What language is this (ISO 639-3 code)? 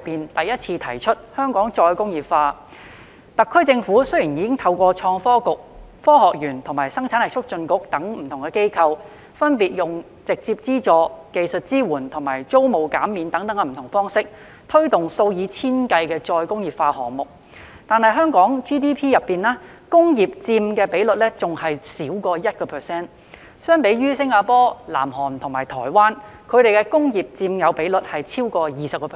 yue